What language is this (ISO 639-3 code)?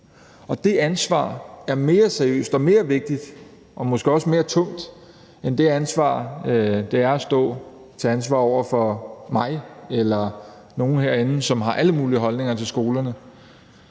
dan